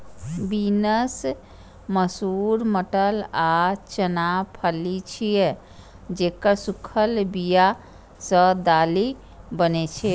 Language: Maithili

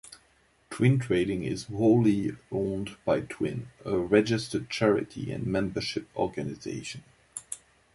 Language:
English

